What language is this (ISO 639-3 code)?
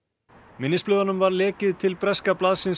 isl